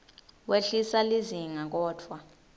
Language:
Swati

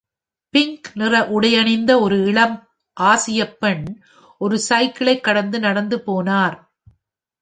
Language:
Tamil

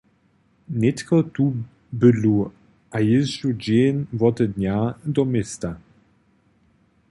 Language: Upper Sorbian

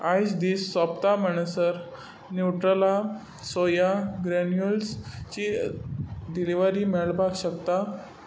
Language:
Konkani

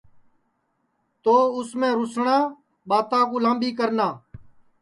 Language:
Sansi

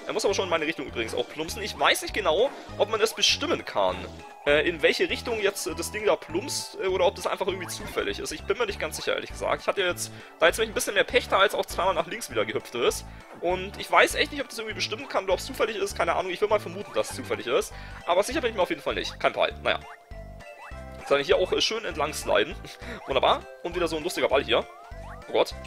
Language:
German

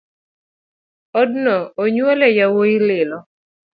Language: Luo (Kenya and Tanzania)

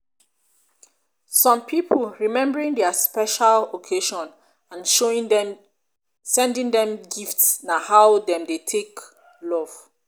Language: Nigerian Pidgin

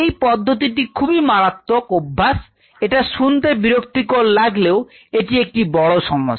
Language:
Bangla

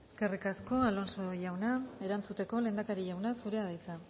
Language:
Basque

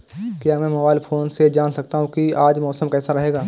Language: Hindi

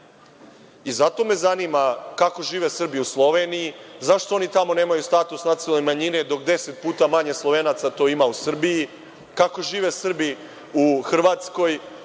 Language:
Serbian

